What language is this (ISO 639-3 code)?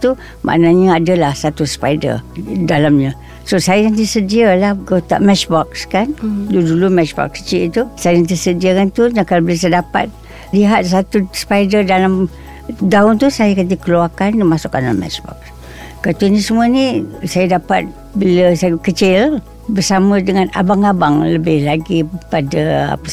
msa